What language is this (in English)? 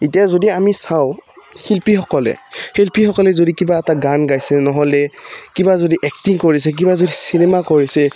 Assamese